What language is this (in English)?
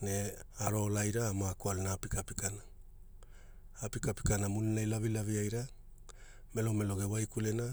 Hula